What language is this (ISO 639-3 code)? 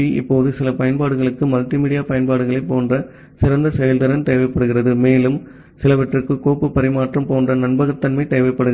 tam